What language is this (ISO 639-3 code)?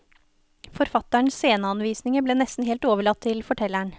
nor